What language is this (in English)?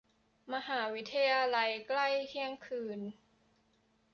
Thai